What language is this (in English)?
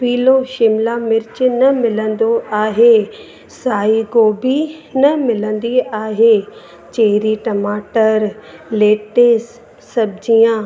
Sindhi